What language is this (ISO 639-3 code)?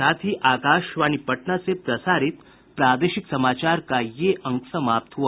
hin